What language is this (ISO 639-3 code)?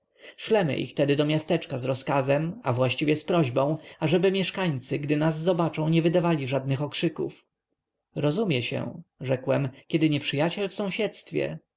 pol